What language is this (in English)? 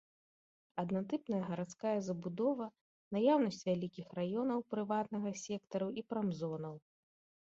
Belarusian